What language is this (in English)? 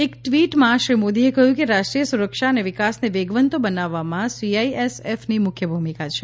Gujarati